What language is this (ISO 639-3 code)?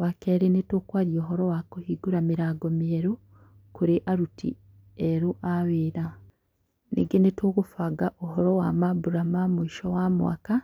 kik